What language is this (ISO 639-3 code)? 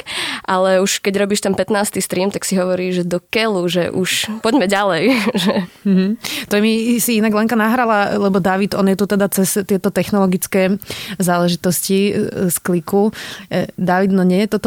slk